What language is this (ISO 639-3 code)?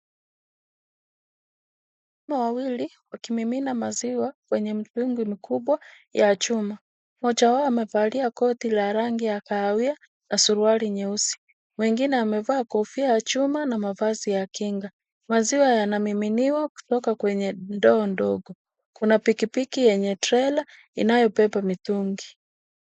swa